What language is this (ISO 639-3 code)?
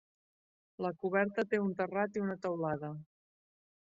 cat